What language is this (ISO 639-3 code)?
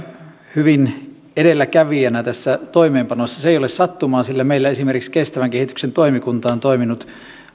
fin